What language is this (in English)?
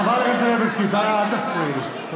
Hebrew